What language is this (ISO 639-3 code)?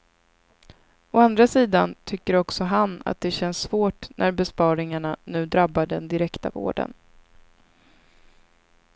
swe